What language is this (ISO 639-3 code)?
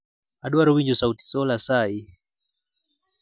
luo